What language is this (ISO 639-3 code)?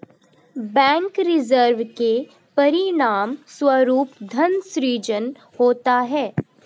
hin